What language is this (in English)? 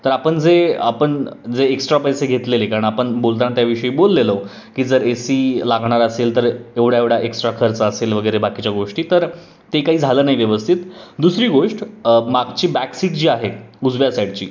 Marathi